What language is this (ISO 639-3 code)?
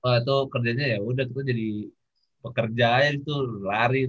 ind